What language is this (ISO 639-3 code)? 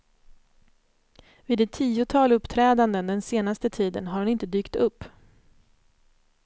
swe